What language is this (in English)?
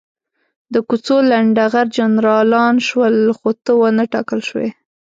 Pashto